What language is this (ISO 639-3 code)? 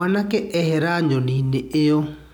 kik